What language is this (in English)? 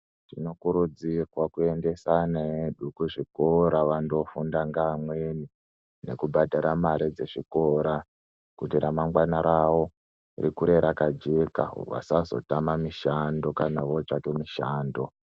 Ndau